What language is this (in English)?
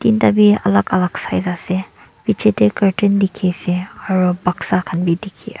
Naga Pidgin